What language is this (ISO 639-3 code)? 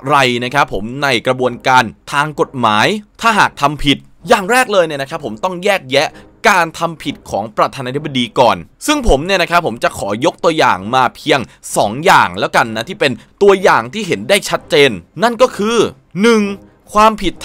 tha